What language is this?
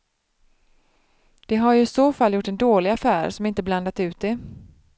Swedish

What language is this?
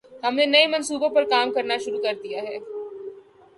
Urdu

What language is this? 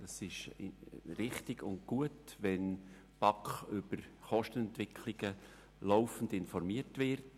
Swiss German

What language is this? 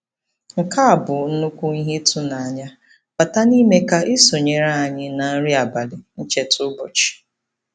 Igbo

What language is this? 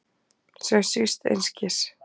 Icelandic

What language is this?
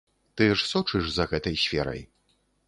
Belarusian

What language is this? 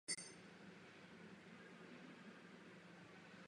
Czech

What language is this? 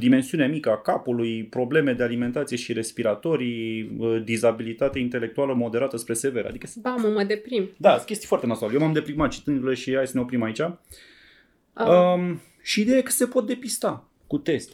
Romanian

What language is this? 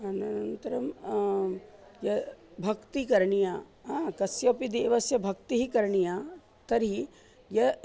Sanskrit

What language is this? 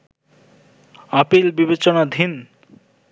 Bangla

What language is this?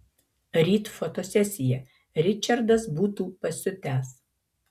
Lithuanian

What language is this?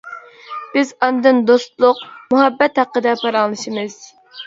Uyghur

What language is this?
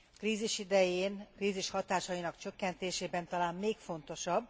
Hungarian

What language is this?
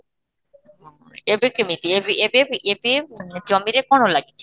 Odia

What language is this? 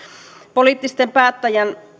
Finnish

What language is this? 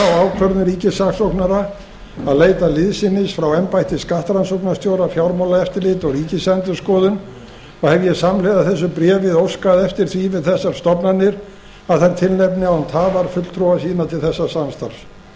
Icelandic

